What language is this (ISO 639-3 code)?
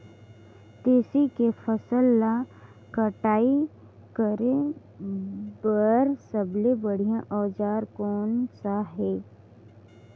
hne